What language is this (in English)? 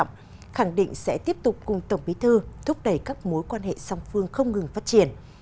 Vietnamese